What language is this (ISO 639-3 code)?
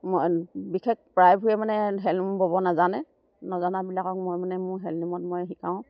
asm